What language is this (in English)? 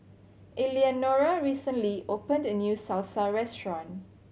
English